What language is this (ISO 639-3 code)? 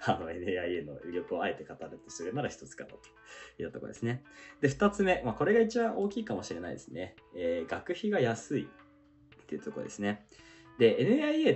jpn